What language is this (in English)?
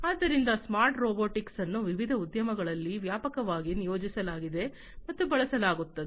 Kannada